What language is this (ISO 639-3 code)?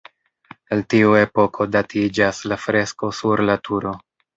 epo